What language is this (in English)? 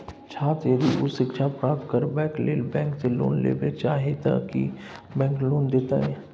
Maithili